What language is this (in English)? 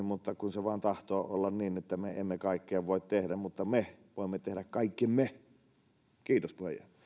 Finnish